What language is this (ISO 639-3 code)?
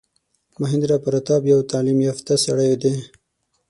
pus